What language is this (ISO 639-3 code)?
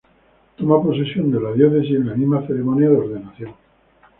spa